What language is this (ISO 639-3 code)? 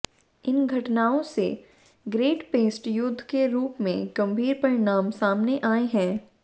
hin